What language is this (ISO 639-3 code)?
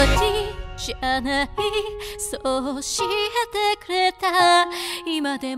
jpn